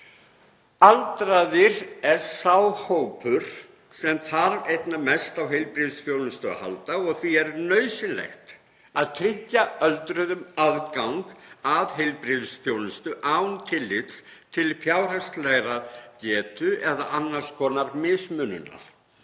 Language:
Icelandic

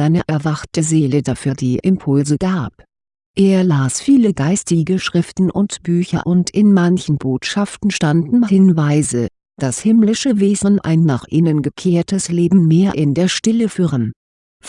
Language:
German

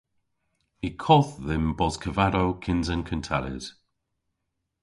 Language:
Cornish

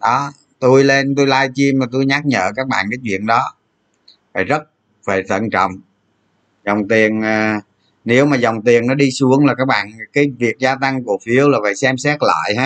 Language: Vietnamese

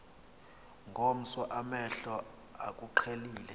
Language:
Xhosa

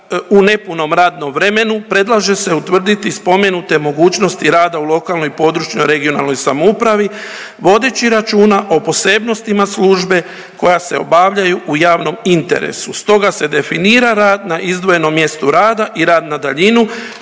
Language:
Croatian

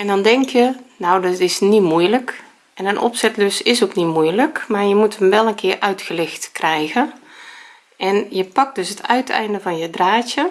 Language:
Dutch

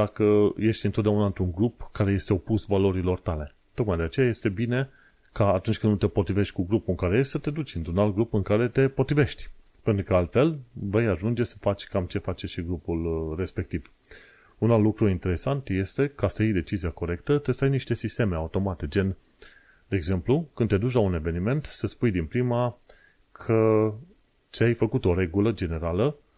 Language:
Romanian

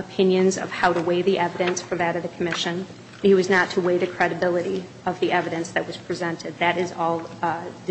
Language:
English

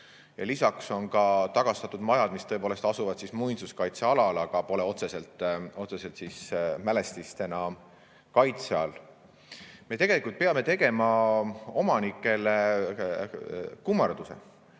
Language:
Estonian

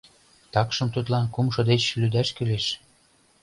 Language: Mari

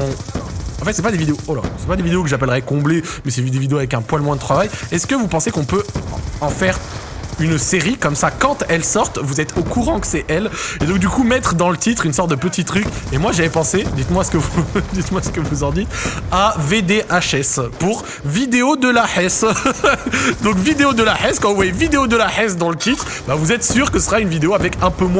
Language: French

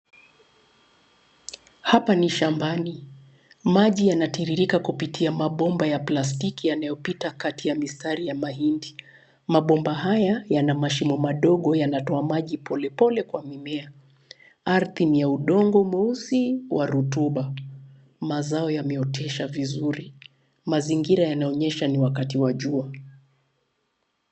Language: Swahili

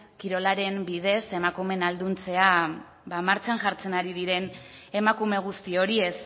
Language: Basque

